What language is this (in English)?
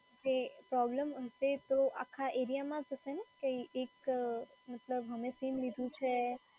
Gujarati